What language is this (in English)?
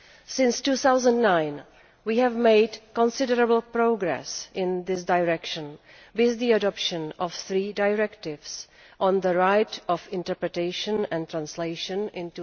English